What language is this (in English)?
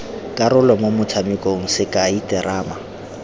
Tswana